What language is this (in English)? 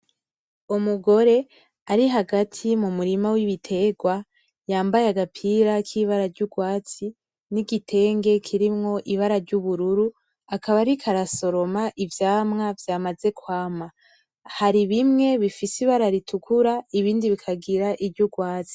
Rundi